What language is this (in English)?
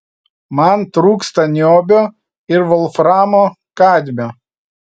Lithuanian